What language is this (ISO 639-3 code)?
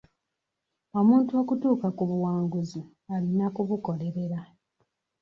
lug